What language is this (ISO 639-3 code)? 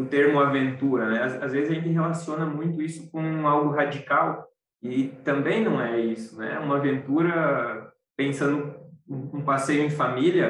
por